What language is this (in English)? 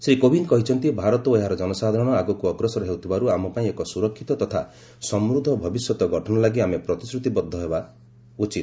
Odia